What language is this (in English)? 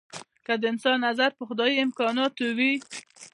Pashto